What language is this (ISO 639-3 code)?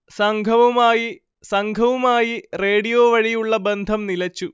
mal